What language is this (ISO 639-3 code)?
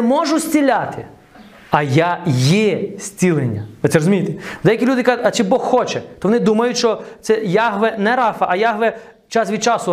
ukr